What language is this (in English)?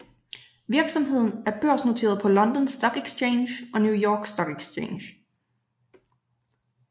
Danish